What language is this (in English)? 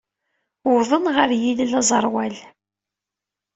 Kabyle